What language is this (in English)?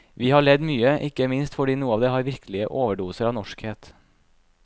Norwegian